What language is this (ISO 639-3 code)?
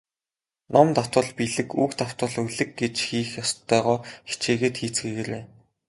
mon